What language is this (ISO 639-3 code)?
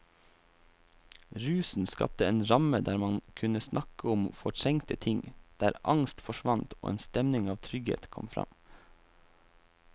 nor